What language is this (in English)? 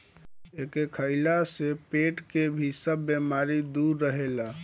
Bhojpuri